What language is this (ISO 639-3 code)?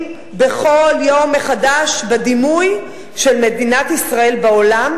heb